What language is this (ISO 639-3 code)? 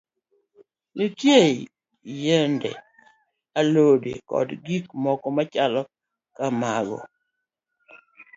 luo